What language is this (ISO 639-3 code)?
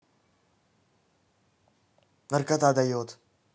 rus